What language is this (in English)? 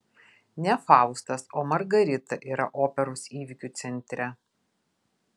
Lithuanian